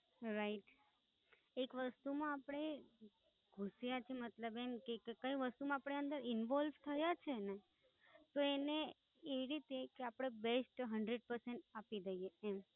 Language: Gujarati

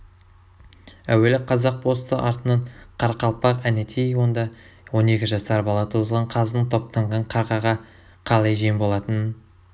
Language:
Kazakh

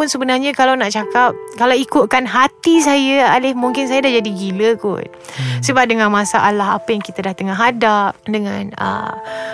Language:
Malay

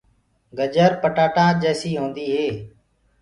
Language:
Gurgula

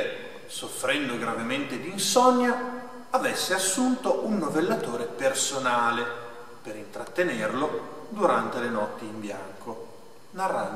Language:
Italian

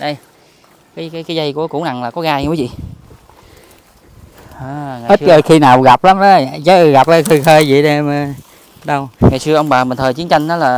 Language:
Vietnamese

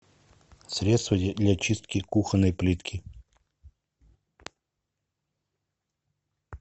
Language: Russian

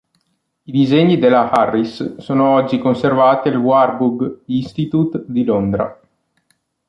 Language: Italian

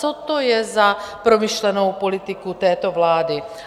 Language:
Czech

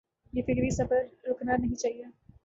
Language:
Urdu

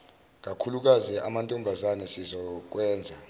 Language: Zulu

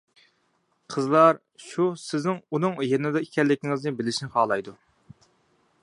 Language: Uyghur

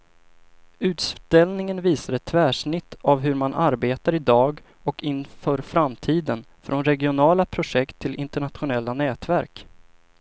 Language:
Swedish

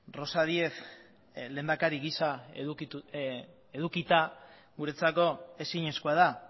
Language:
Basque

